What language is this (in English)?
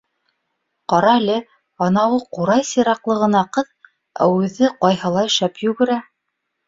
Bashkir